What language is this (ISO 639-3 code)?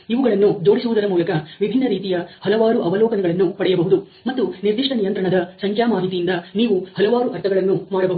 kan